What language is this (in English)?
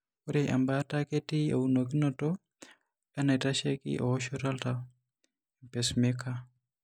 Masai